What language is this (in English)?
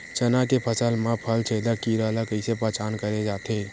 Chhattisgarhi